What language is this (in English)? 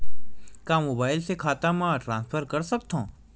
Chhattisgarhi